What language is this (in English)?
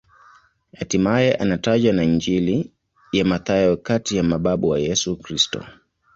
Swahili